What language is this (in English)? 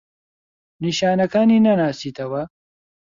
Central Kurdish